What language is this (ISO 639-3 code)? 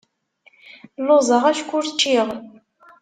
kab